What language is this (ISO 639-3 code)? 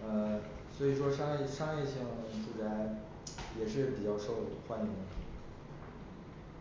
zho